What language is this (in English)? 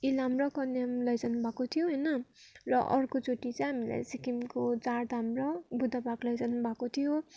Nepali